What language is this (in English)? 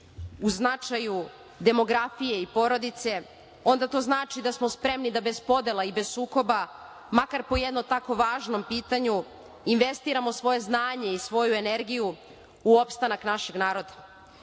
Serbian